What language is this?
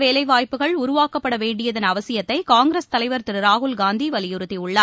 Tamil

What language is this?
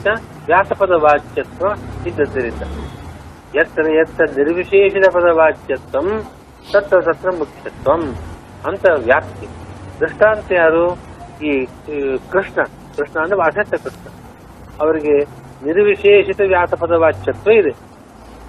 Kannada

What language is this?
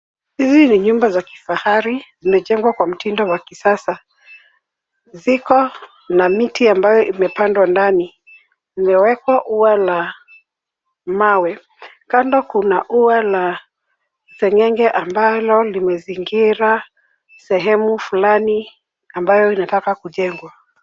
Swahili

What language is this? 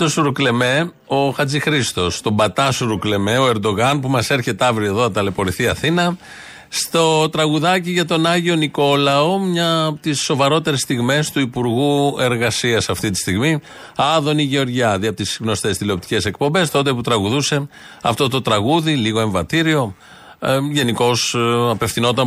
Greek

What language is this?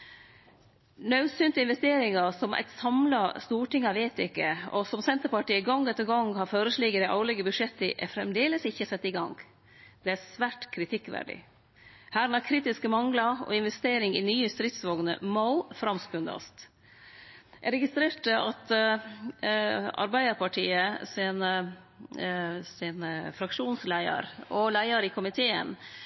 Norwegian Nynorsk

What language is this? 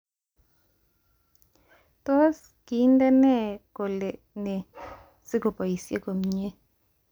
Kalenjin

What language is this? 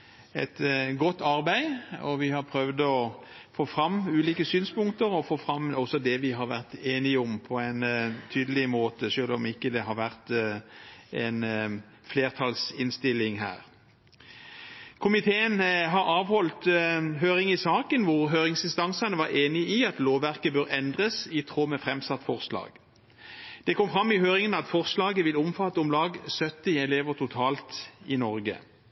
Norwegian Bokmål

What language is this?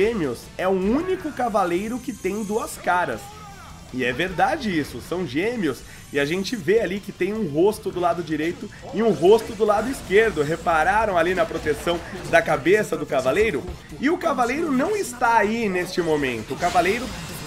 Portuguese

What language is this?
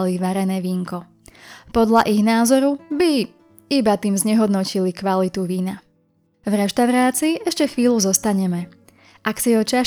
Slovak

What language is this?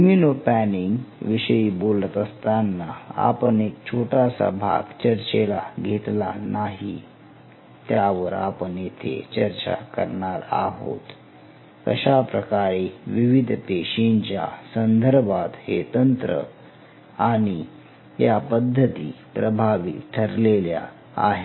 Marathi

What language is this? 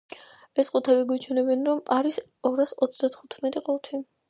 Georgian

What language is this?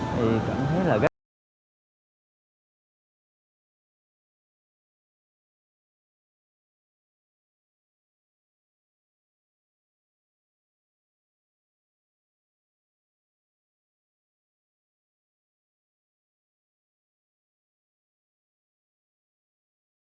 Vietnamese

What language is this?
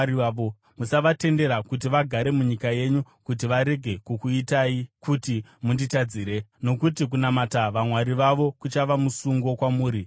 Shona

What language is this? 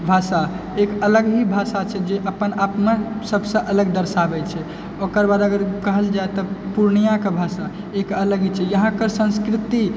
Maithili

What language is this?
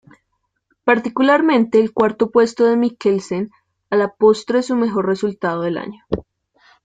Spanish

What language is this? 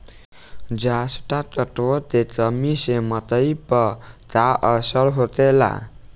Bhojpuri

